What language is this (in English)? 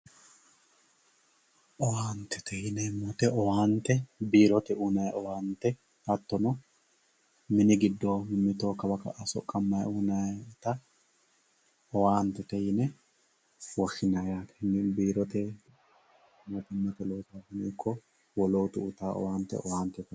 Sidamo